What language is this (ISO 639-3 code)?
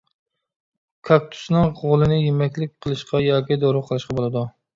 uig